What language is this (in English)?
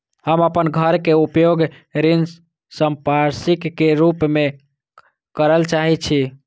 Maithili